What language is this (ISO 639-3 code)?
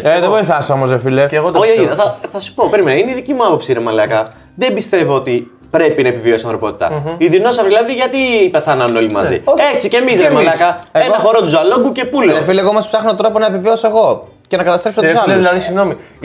ell